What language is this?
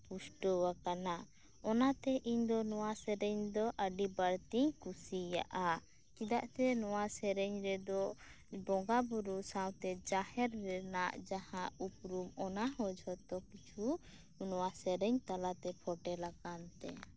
Santali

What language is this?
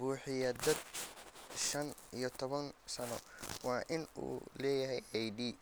Somali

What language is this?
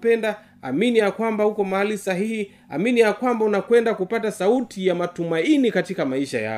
Swahili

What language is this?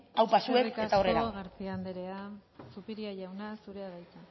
Basque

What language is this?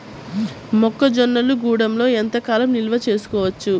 Telugu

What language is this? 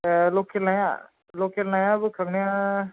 Bodo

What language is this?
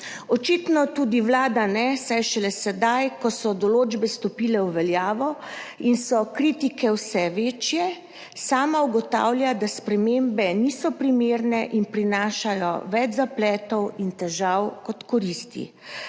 Slovenian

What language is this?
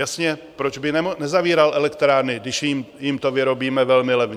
Czech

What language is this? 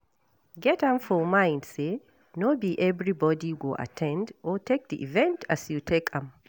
Nigerian Pidgin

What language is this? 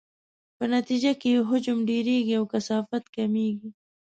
Pashto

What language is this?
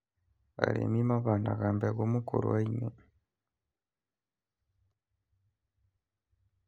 Kikuyu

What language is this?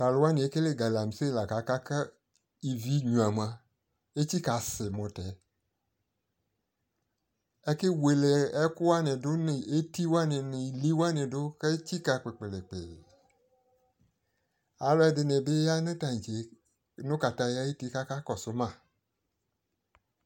Ikposo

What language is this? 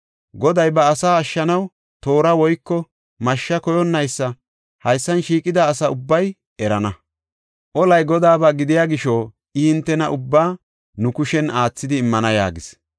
Gofa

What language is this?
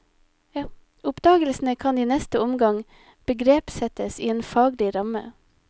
Norwegian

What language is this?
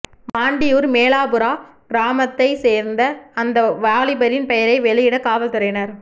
Tamil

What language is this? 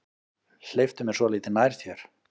Icelandic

